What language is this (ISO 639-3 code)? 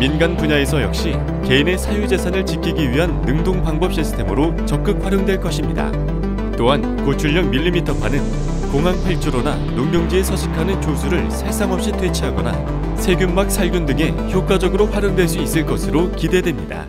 kor